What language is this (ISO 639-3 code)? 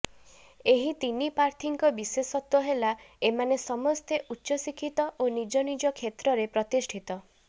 ori